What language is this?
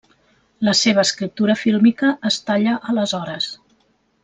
Catalan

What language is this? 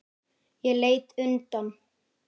Icelandic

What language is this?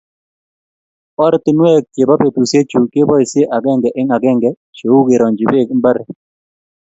Kalenjin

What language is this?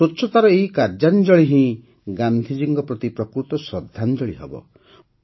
Odia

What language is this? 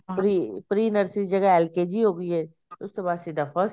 Punjabi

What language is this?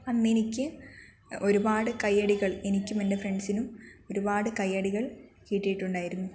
Malayalam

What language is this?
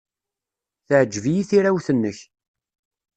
Kabyle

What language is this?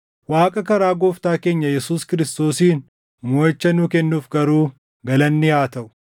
Oromo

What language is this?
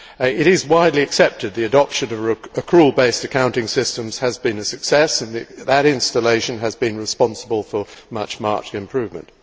English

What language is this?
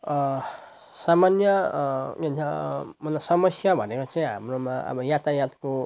Nepali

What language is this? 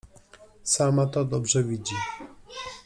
Polish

